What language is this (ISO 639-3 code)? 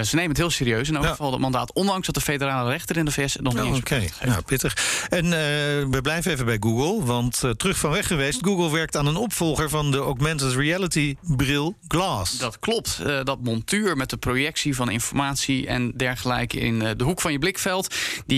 nld